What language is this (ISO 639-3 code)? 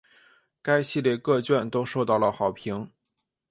zho